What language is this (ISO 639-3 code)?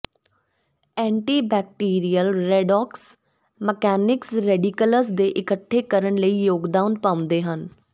pan